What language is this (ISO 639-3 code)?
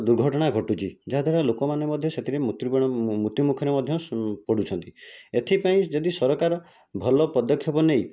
ori